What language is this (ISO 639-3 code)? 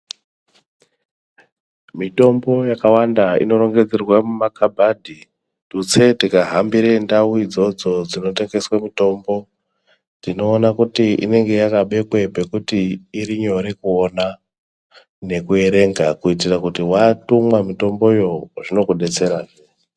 ndc